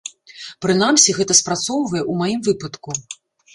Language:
Belarusian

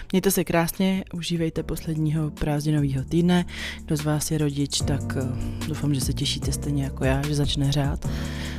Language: Czech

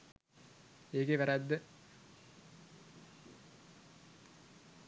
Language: Sinhala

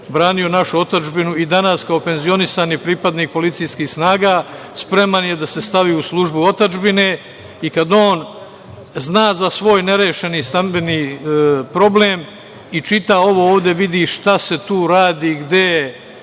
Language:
Serbian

